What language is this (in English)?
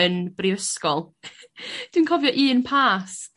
Welsh